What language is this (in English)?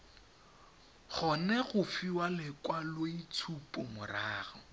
Tswana